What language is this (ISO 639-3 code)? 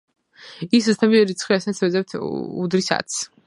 kat